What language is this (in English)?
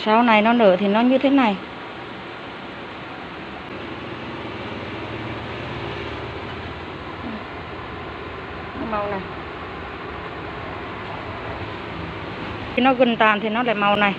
Vietnamese